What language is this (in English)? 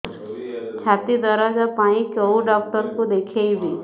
Odia